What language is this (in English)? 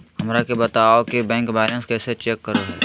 Magahi